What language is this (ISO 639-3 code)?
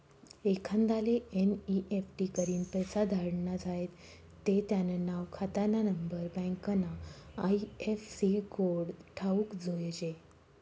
mar